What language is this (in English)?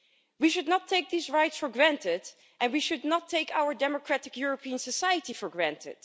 English